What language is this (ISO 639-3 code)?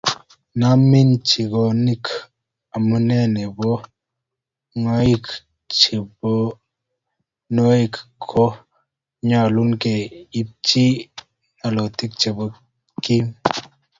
kln